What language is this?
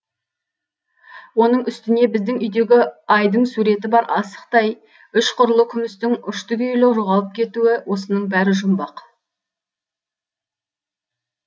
Kazakh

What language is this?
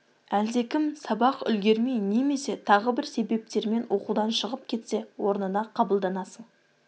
Kazakh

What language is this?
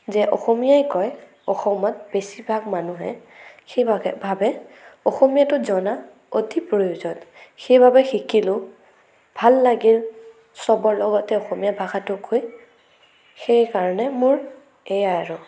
Assamese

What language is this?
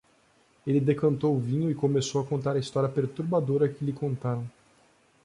Portuguese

